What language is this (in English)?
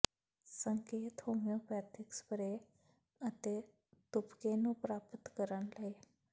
Punjabi